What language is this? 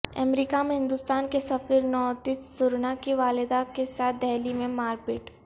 Urdu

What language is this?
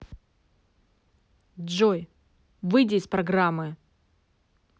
Russian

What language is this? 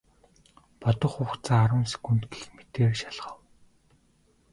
Mongolian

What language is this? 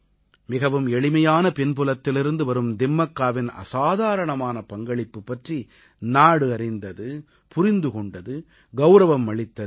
Tamil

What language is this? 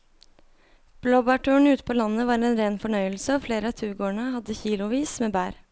Norwegian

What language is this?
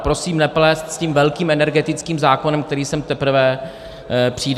Czech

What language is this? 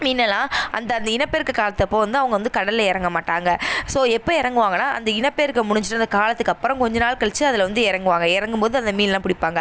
Tamil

